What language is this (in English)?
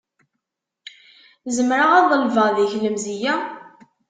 Kabyle